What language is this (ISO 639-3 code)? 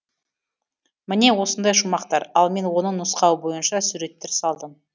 kaz